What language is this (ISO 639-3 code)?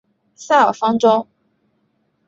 zho